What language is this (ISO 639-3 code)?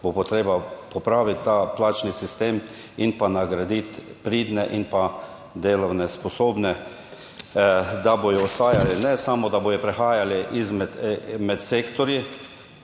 slv